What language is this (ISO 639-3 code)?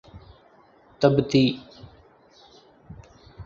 urd